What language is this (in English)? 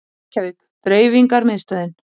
Icelandic